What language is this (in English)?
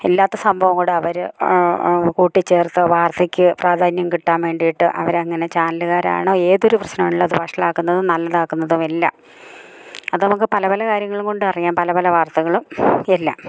Malayalam